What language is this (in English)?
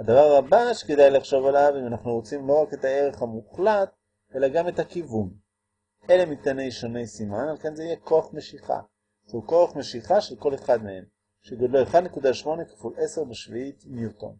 Hebrew